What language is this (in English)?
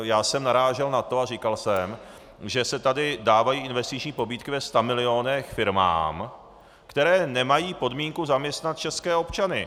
Czech